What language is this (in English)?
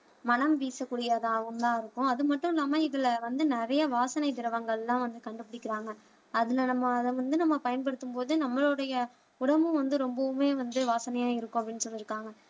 Tamil